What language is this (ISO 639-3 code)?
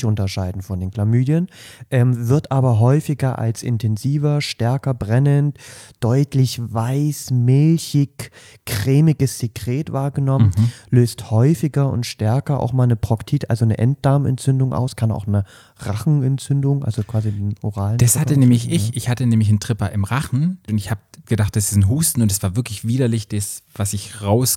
deu